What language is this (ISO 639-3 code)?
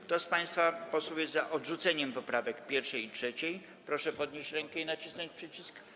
pol